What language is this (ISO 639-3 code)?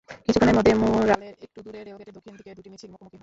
ben